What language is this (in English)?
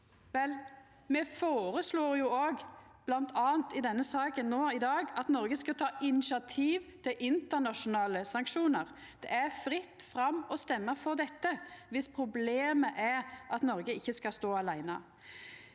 Norwegian